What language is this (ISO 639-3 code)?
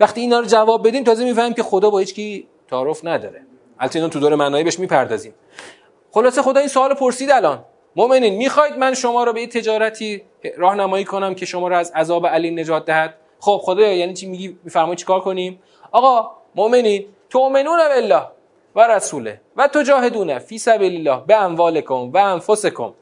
fas